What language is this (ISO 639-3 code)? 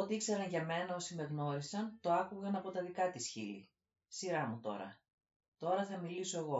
ell